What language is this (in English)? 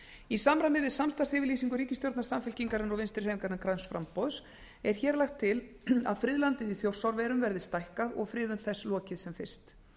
Icelandic